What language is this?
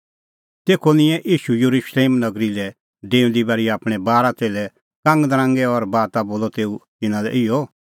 Kullu Pahari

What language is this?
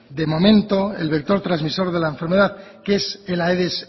Spanish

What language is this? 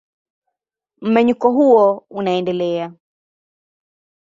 Swahili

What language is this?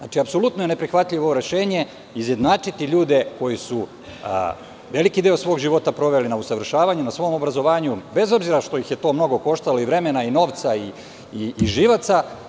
Serbian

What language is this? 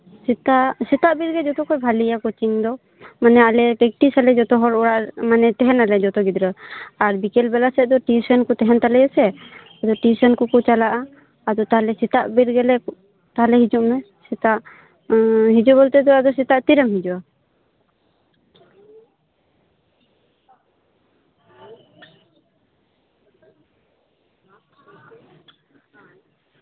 Santali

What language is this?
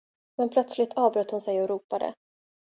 Swedish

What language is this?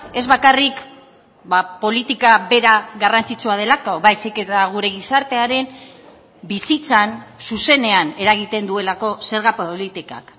Basque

